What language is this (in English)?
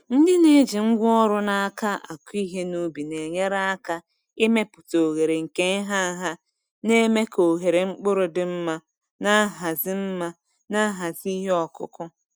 Igbo